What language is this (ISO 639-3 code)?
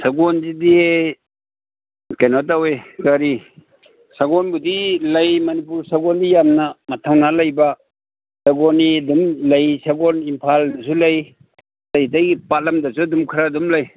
mni